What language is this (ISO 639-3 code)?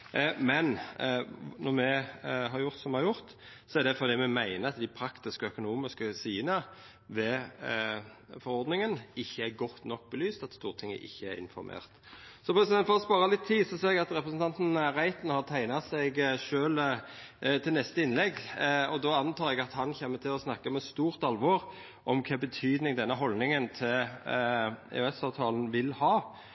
nno